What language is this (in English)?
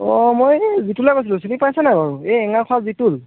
Assamese